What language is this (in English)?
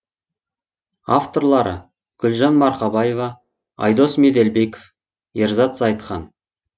Kazakh